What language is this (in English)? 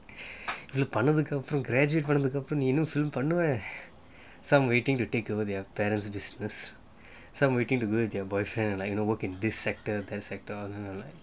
English